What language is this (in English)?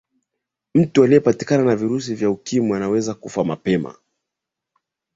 Swahili